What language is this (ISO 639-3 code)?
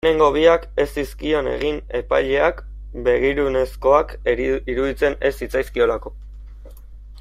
eus